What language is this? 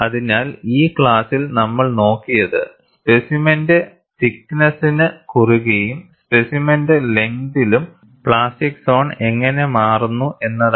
Malayalam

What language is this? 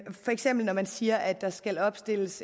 Danish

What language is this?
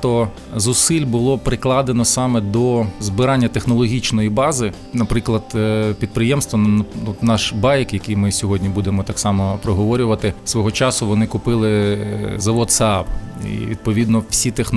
Ukrainian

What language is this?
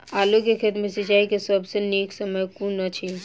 Maithili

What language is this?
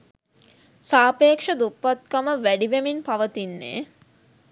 Sinhala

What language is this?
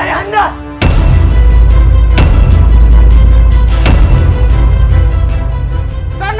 Indonesian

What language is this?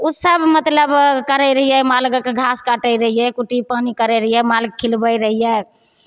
Maithili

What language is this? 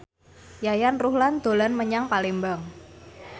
Javanese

